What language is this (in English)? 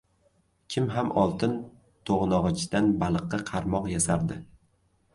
Uzbek